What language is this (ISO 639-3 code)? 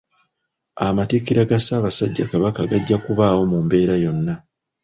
lug